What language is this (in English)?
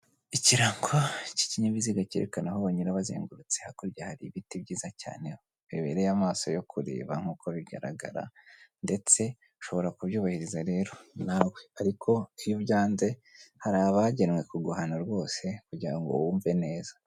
Kinyarwanda